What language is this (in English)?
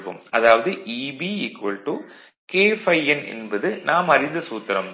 Tamil